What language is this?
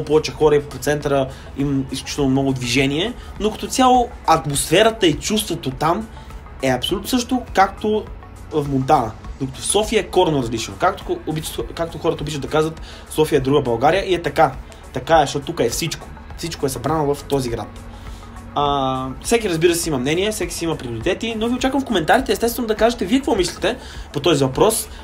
Bulgarian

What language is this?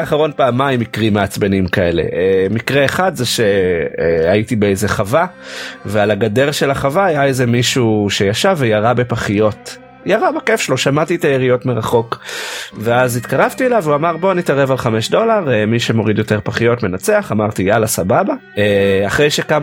Hebrew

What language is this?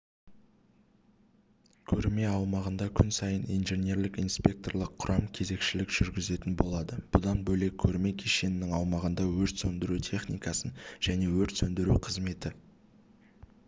Kazakh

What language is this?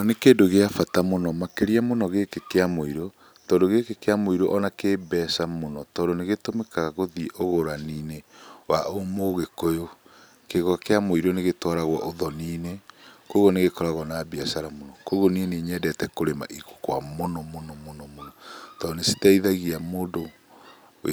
Kikuyu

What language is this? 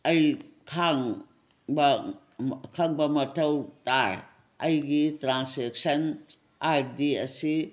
Manipuri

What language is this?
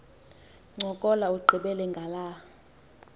Xhosa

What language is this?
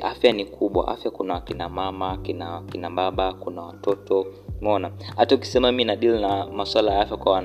Swahili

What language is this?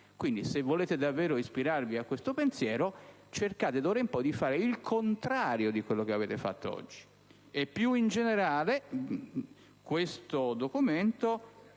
Italian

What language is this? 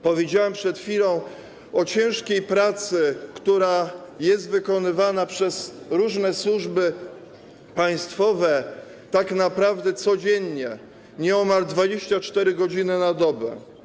Polish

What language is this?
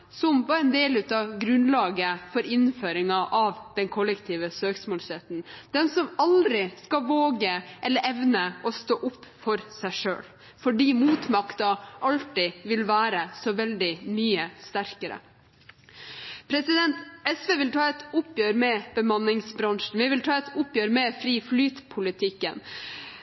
Norwegian Bokmål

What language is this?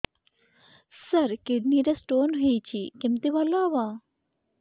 Odia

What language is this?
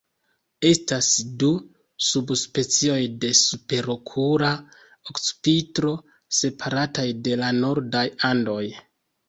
Esperanto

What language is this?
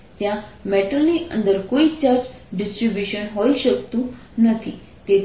Gujarati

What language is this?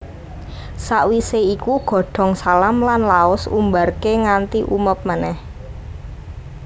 Javanese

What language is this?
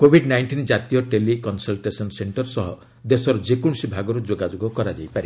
Odia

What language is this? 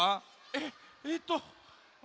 Japanese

